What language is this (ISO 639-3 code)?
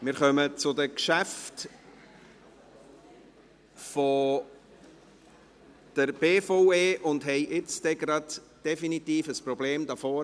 gsw